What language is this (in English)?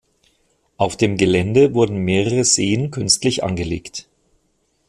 German